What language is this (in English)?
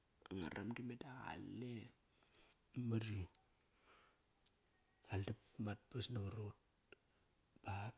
Kairak